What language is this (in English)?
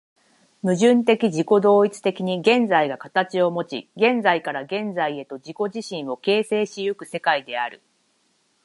Japanese